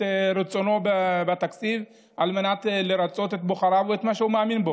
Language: Hebrew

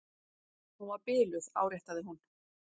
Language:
Icelandic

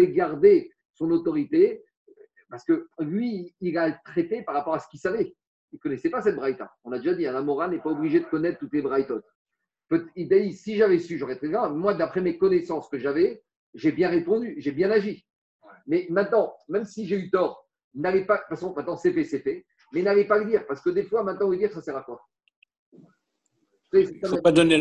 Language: French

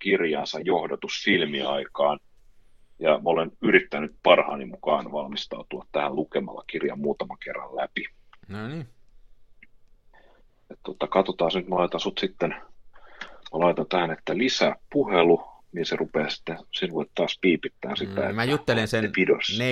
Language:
Finnish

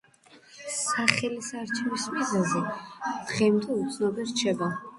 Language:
Georgian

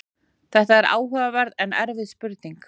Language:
Icelandic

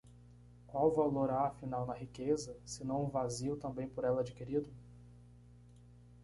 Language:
Portuguese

